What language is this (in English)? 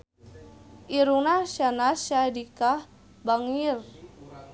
Sundanese